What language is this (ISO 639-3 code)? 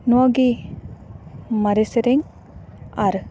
sat